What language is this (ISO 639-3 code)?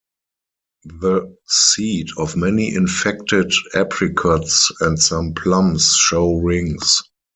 eng